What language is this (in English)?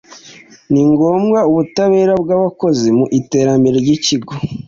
Kinyarwanda